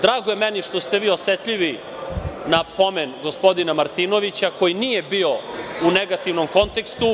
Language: Serbian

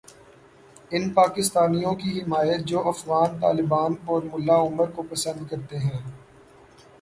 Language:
Urdu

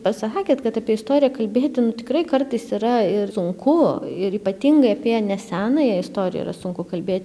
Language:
Lithuanian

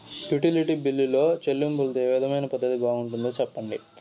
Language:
Telugu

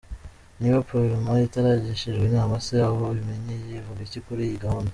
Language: Kinyarwanda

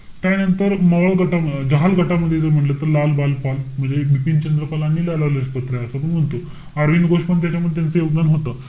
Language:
Marathi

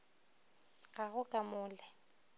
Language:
Northern Sotho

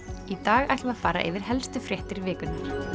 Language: Icelandic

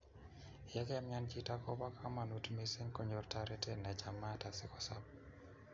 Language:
Kalenjin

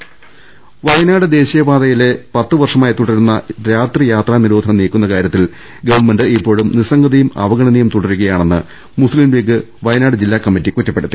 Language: Malayalam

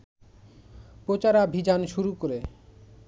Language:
Bangla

